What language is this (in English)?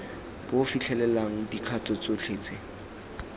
Tswana